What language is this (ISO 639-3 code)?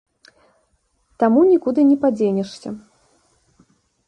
bel